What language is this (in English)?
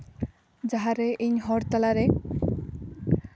Santali